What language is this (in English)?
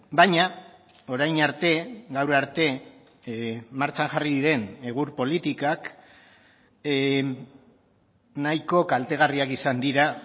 Basque